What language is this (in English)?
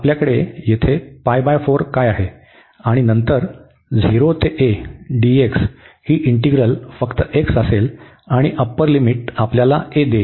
Marathi